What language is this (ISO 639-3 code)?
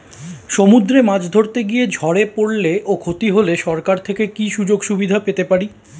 ben